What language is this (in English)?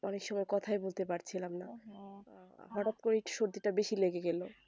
Bangla